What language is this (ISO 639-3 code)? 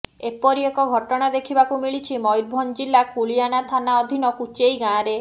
ori